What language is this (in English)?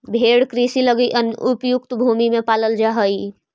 Magahi